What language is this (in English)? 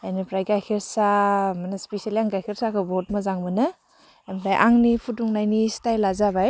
Bodo